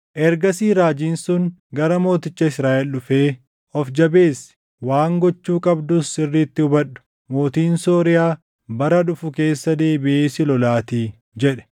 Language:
Oromo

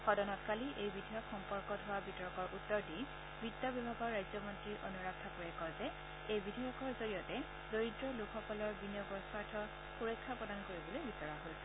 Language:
Assamese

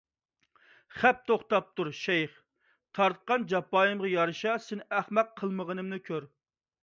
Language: Uyghur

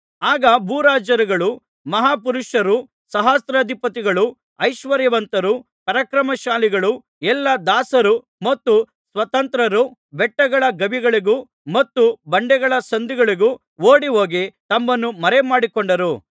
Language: Kannada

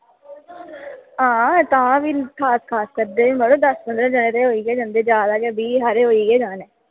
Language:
Dogri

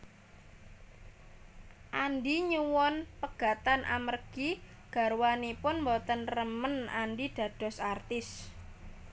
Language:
Javanese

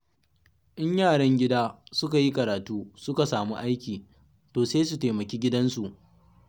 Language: Hausa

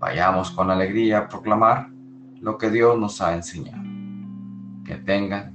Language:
Spanish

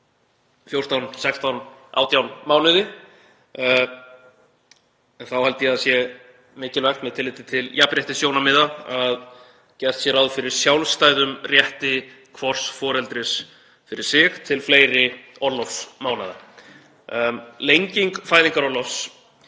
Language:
Icelandic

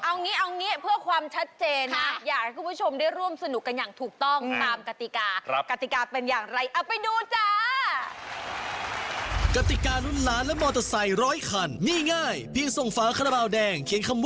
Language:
Thai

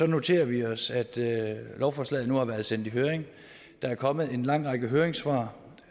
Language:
Danish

